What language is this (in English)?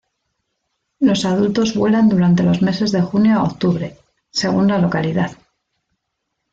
Spanish